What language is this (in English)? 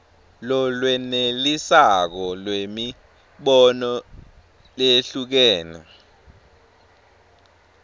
Swati